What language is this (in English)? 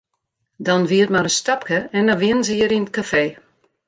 Western Frisian